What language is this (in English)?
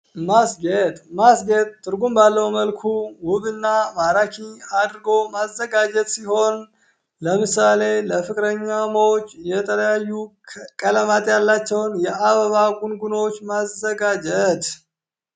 Amharic